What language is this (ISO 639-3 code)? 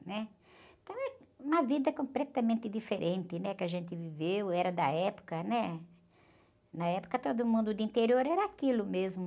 por